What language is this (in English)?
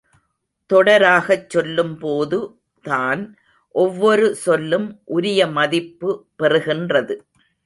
Tamil